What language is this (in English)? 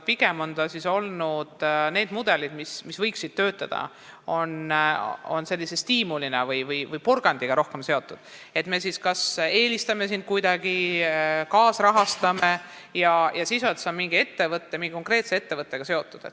Estonian